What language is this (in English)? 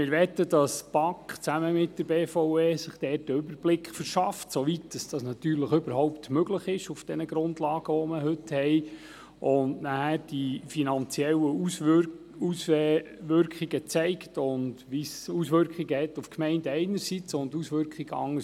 Swiss German